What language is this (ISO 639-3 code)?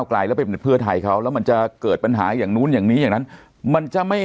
tha